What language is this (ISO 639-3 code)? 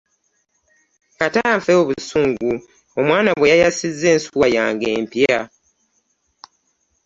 lug